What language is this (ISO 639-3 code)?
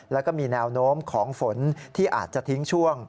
tha